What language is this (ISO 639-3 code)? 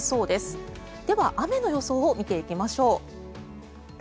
jpn